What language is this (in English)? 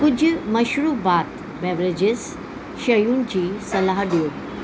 Sindhi